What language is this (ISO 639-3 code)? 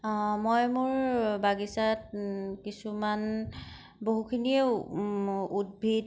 asm